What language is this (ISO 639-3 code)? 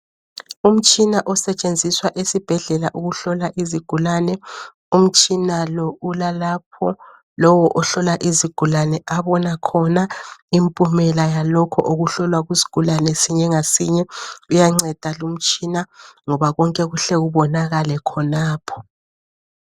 nde